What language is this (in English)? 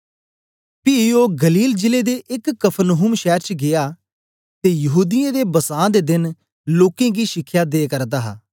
Dogri